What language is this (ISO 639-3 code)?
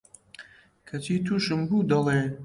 ckb